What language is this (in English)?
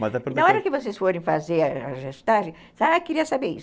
Portuguese